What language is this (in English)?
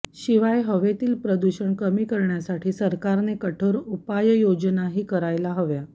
Marathi